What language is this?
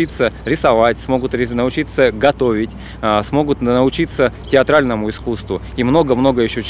Russian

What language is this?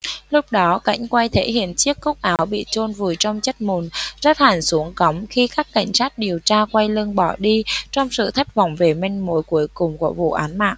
Vietnamese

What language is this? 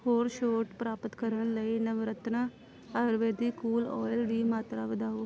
Punjabi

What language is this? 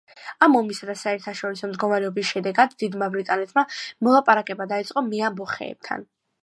Georgian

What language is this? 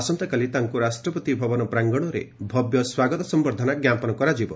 Odia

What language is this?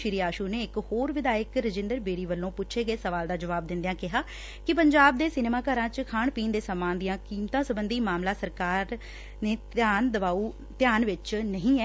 Punjabi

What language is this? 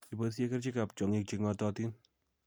Kalenjin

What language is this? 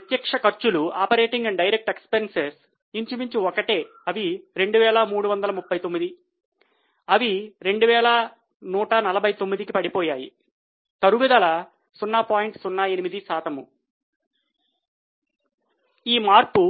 Telugu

